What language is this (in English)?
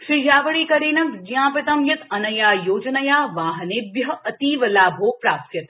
Sanskrit